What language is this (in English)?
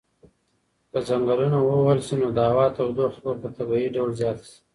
Pashto